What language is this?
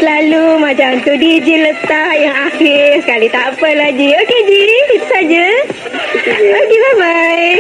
Malay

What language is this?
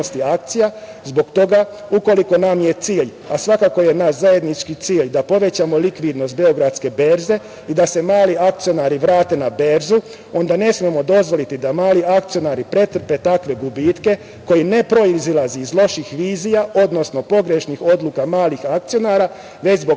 Serbian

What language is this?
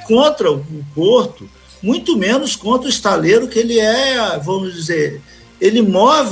Portuguese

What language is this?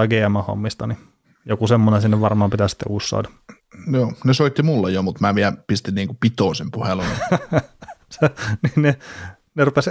Finnish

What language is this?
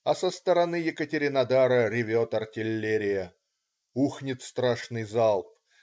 Russian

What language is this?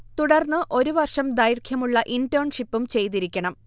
Malayalam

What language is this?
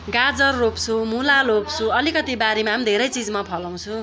Nepali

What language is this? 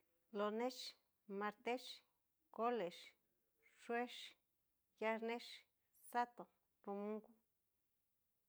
Cacaloxtepec Mixtec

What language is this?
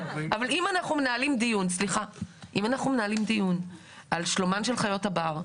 Hebrew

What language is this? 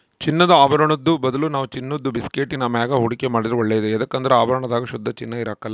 Kannada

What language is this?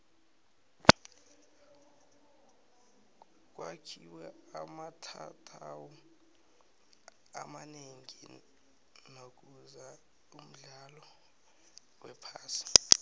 South Ndebele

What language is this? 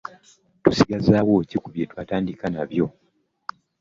Ganda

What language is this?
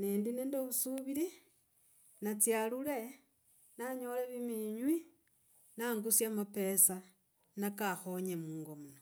Logooli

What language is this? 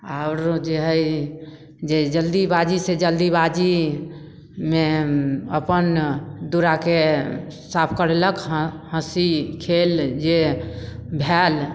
Maithili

